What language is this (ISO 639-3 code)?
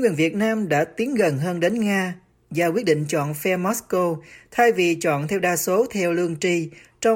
vie